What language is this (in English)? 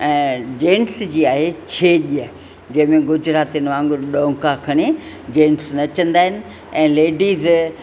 Sindhi